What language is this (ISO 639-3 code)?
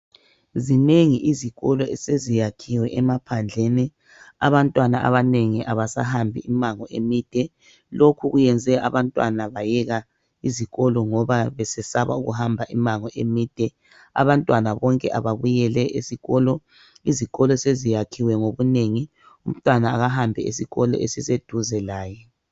nde